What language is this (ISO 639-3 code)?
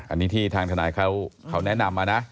tha